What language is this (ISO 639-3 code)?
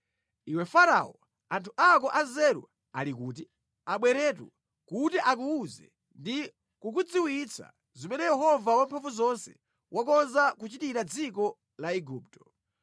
nya